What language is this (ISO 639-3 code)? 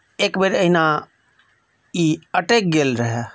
mai